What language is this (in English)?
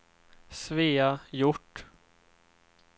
Swedish